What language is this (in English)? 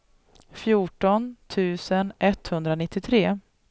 Swedish